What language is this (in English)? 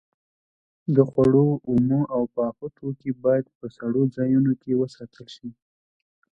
Pashto